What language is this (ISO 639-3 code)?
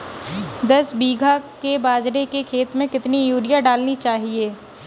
hin